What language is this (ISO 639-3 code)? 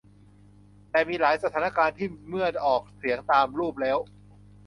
tha